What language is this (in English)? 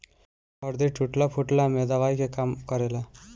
Bhojpuri